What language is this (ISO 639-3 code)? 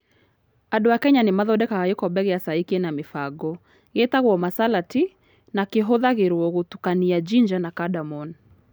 kik